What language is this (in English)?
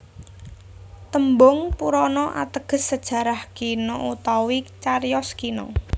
Javanese